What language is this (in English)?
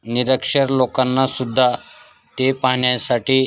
Marathi